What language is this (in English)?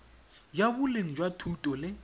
Tswana